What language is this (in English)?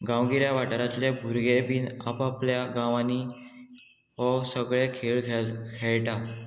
Konkani